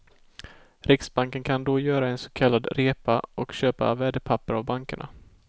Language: Swedish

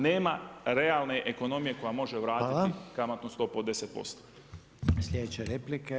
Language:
Croatian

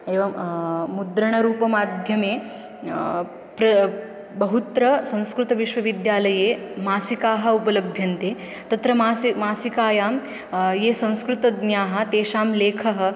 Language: Sanskrit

